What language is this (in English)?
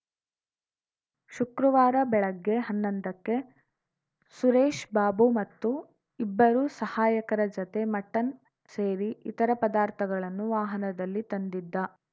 Kannada